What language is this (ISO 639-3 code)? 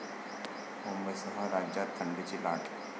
mar